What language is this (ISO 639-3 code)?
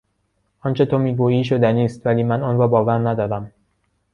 fas